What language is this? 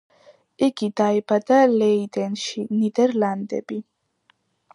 Georgian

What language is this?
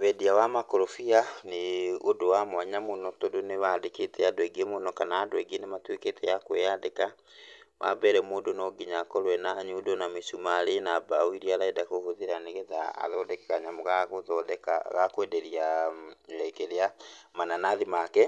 Kikuyu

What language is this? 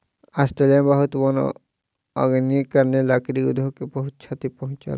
Maithili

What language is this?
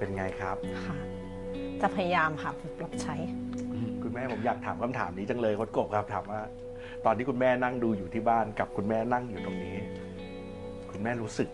Thai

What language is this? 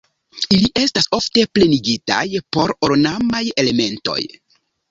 Esperanto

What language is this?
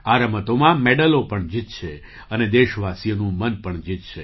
Gujarati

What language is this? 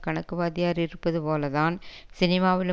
Tamil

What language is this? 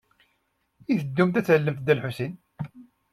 Kabyle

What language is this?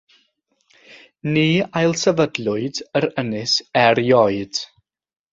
Welsh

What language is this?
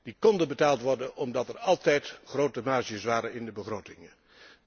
Dutch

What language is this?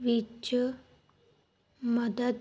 Punjabi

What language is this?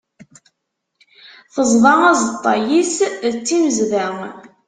Kabyle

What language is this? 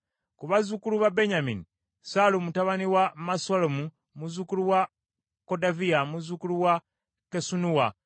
Ganda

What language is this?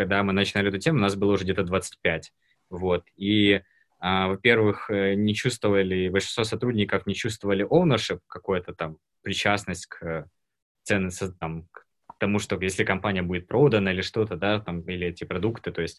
Russian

